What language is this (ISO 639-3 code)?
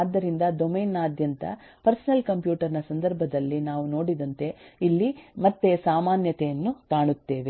kan